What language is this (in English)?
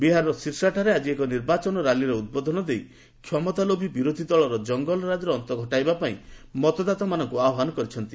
Odia